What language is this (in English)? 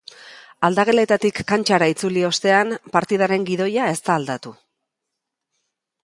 Basque